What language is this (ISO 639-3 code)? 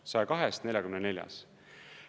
est